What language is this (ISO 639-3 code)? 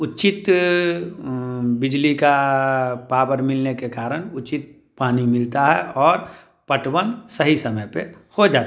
hin